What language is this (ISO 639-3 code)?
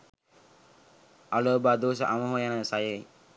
sin